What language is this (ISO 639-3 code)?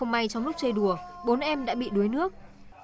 vie